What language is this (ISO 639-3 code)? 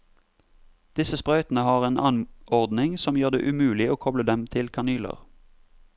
nor